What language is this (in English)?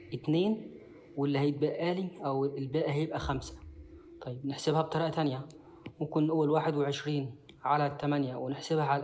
Arabic